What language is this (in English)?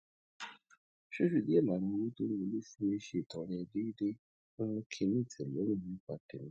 Yoruba